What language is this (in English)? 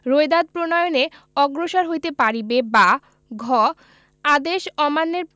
Bangla